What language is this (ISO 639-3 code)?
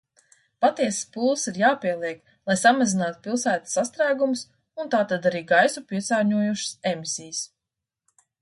lav